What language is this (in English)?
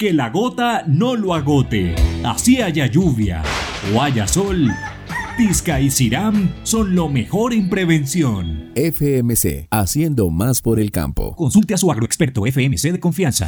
Spanish